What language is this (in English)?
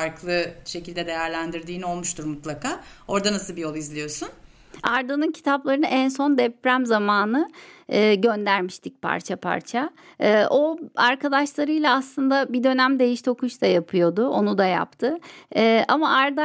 Turkish